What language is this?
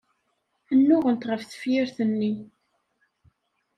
Kabyle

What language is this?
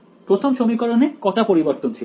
Bangla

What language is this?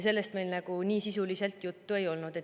Estonian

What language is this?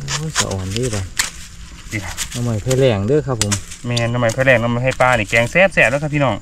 Thai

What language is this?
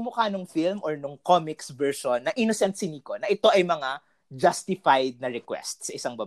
Filipino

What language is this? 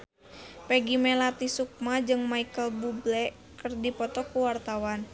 Sundanese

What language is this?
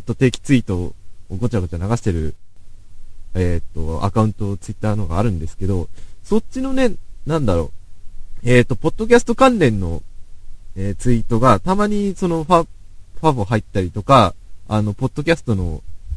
Japanese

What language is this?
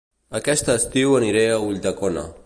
Catalan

